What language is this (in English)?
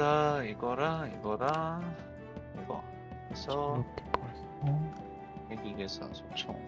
Korean